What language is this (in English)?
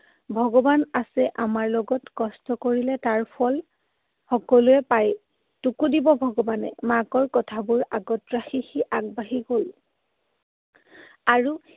Assamese